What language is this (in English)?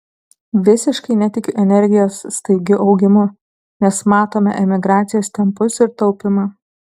Lithuanian